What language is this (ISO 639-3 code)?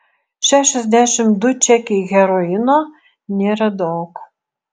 lit